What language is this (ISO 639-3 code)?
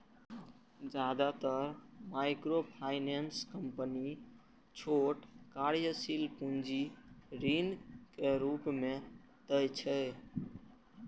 mai